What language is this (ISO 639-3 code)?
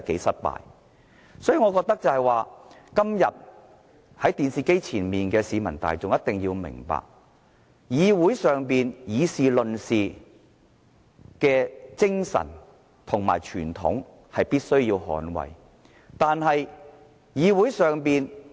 yue